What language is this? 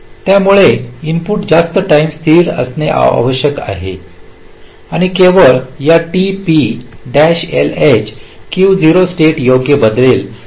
Marathi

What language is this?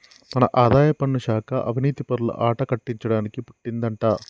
Telugu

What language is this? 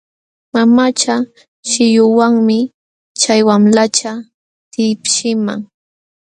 Jauja Wanca Quechua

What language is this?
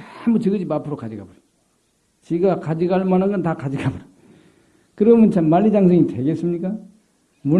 Korean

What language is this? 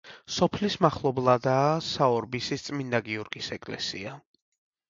Georgian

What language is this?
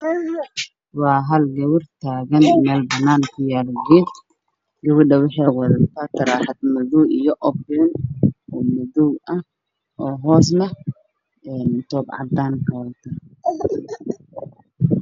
Somali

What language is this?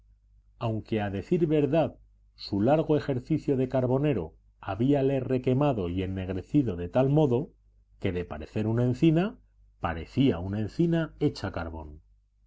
Spanish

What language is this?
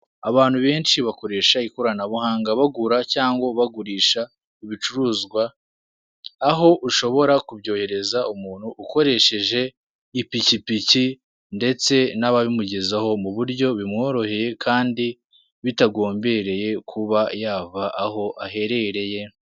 Kinyarwanda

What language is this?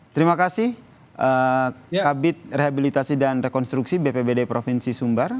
Indonesian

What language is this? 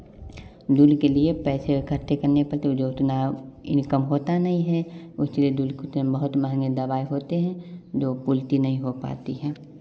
Hindi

